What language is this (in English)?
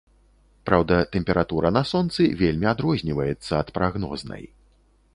Belarusian